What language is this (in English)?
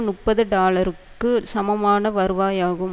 Tamil